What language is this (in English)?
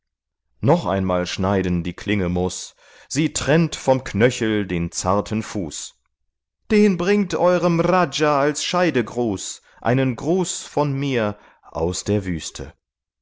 German